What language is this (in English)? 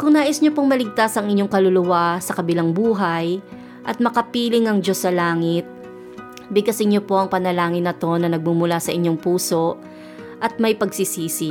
Filipino